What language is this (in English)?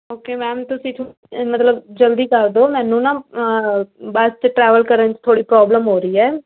Punjabi